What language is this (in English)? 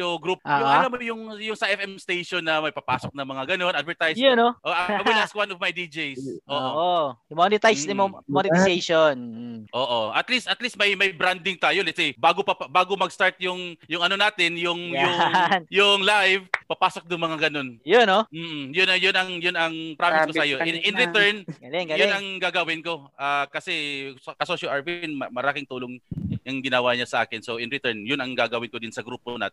Filipino